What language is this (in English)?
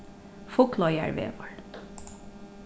Faroese